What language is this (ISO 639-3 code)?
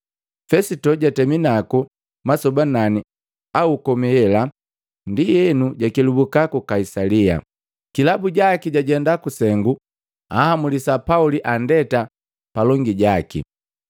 mgv